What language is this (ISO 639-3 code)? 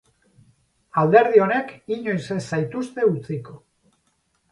eus